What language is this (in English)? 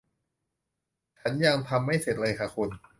Thai